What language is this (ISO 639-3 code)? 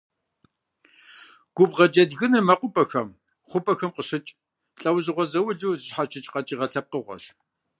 kbd